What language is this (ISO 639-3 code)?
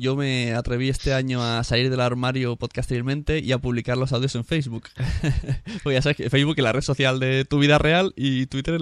spa